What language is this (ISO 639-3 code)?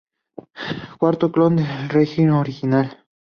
spa